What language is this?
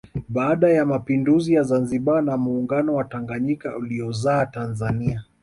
Swahili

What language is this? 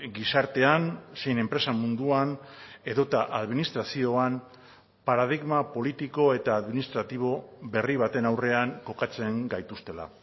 Basque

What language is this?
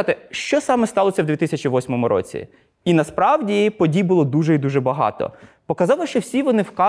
Ukrainian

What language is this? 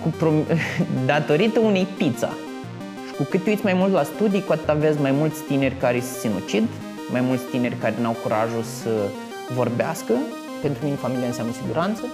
Romanian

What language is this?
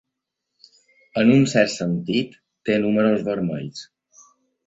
Catalan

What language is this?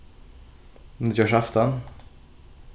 Faroese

